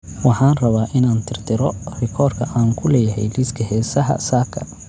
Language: Somali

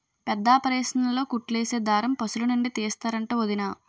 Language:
Telugu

